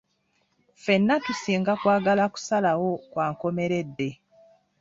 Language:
Ganda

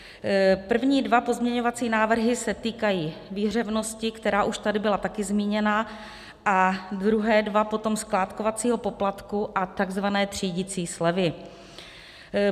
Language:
Czech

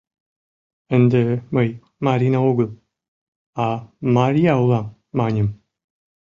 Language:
Mari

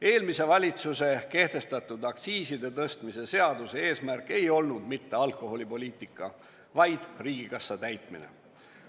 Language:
Estonian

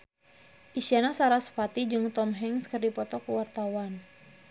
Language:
Sundanese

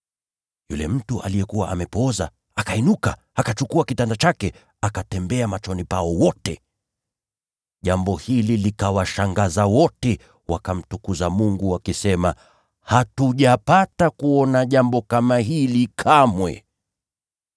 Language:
Swahili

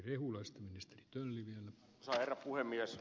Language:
Finnish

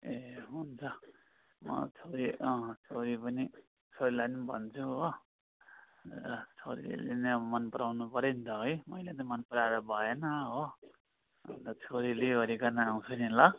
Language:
Nepali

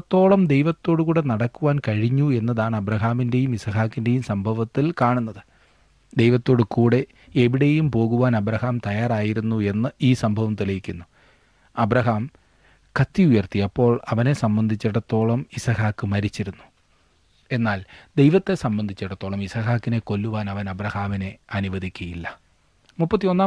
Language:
Malayalam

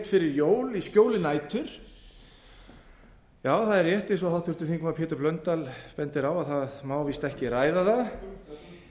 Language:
Icelandic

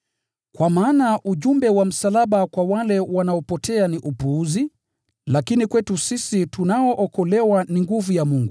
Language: Swahili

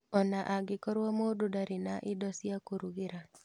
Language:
Kikuyu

